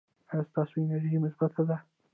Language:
Pashto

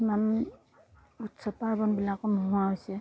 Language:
Assamese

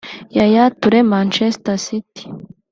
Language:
Kinyarwanda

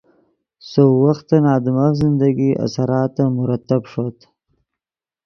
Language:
Yidgha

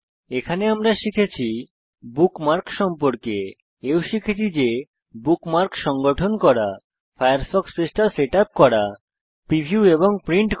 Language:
Bangla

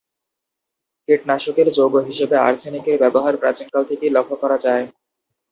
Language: Bangla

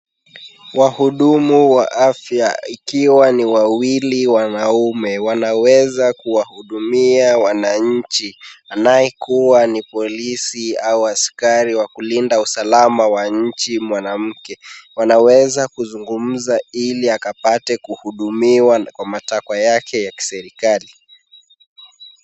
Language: Swahili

